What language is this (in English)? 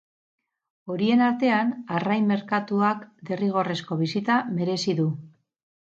Basque